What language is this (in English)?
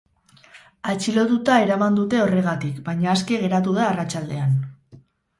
Basque